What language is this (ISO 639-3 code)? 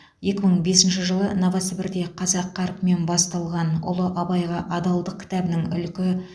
kaz